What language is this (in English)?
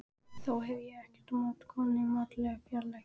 Icelandic